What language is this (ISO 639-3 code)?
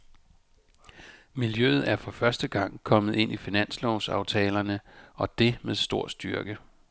dan